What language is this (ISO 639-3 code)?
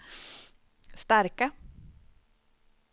swe